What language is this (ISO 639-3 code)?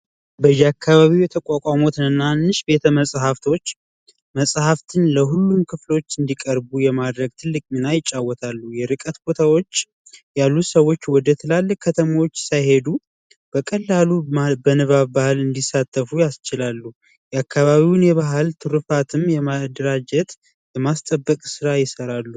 amh